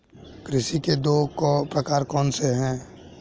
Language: Hindi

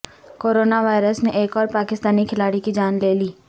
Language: Urdu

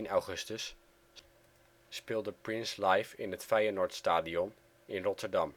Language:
Dutch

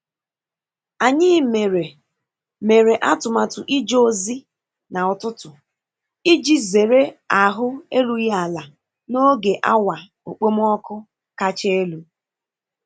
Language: Igbo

